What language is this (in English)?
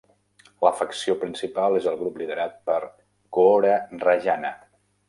Catalan